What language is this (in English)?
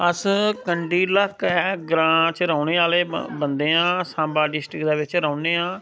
Dogri